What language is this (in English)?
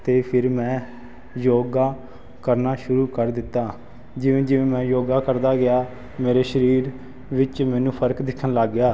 Punjabi